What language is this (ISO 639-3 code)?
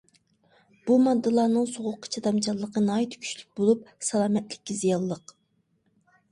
uig